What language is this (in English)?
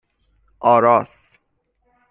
Persian